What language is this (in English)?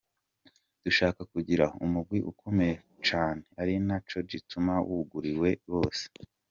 Kinyarwanda